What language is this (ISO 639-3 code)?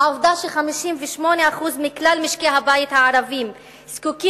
heb